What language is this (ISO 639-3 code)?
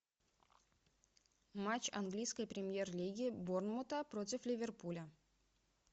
rus